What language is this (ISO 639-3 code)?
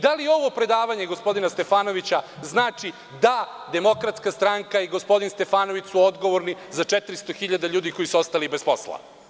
srp